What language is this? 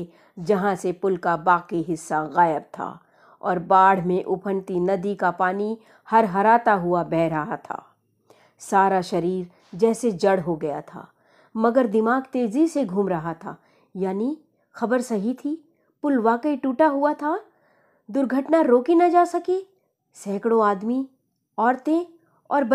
Hindi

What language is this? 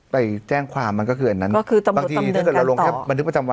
Thai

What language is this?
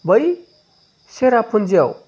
Bodo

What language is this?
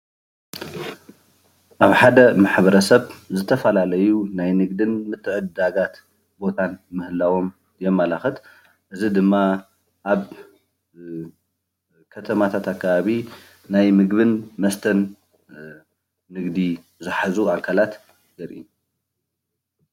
Tigrinya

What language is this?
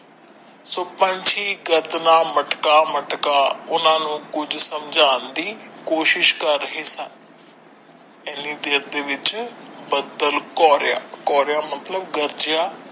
Punjabi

